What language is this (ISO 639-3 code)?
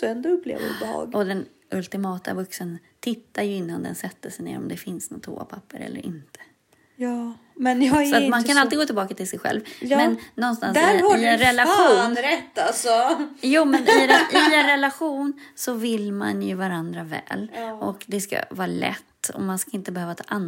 swe